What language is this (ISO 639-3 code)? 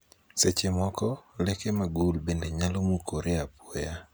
luo